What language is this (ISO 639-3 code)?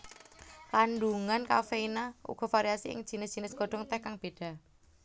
jav